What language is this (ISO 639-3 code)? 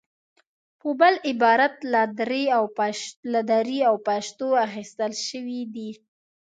pus